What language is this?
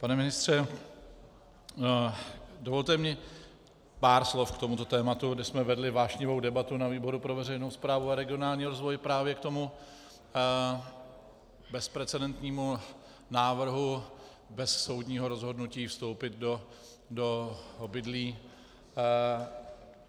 Czech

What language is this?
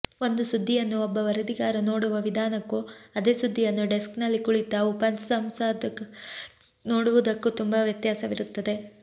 Kannada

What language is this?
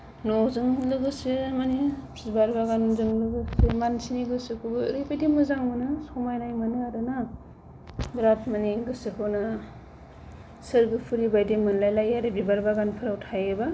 Bodo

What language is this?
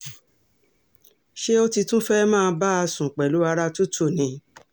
Yoruba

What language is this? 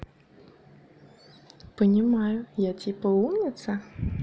Russian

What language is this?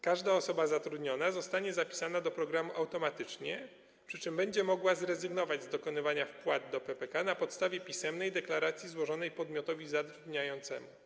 Polish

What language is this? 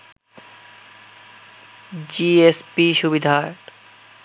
Bangla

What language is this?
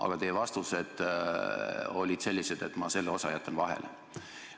Estonian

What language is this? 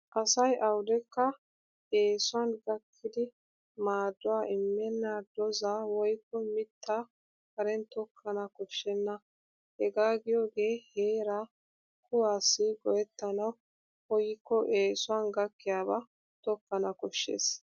Wolaytta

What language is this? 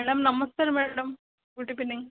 Odia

